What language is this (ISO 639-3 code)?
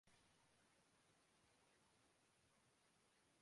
urd